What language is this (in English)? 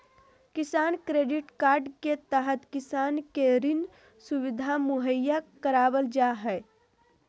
Magahi